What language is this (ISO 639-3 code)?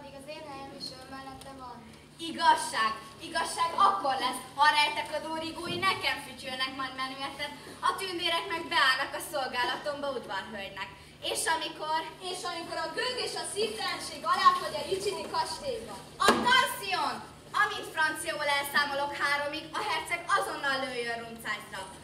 hun